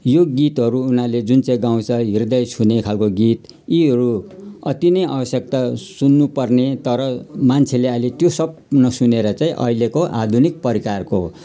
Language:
Nepali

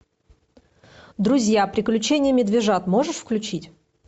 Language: Russian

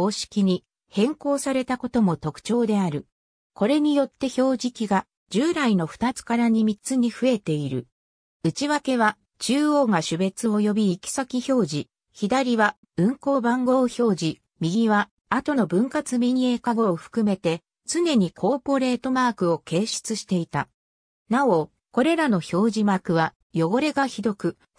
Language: Japanese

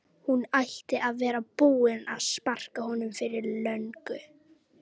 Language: Icelandic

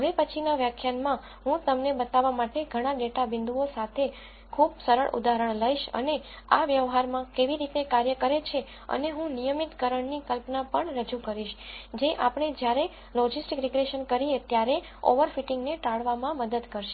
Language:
Gujarati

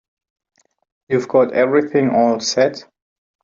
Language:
English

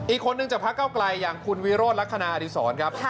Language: Thai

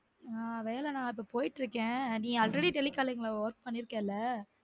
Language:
Tamil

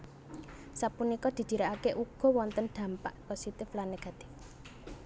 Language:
Javanese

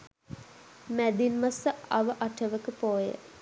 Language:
Sinhala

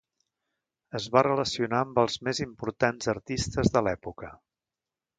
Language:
Catalan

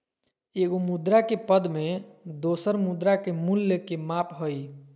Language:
Magahi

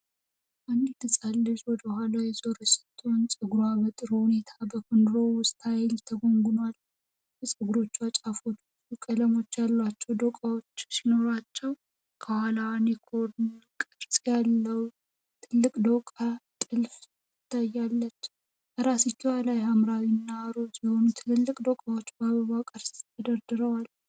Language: Amharic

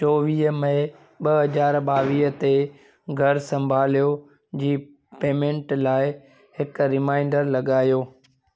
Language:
Sindhi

